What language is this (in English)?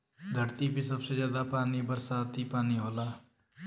Bhojpuri